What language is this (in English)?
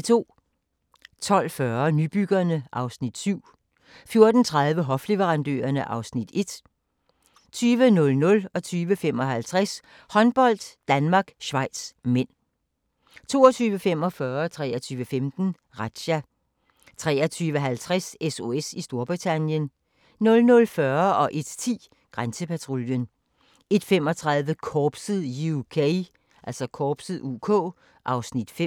Danish